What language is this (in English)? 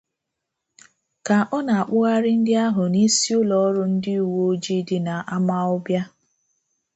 Igbo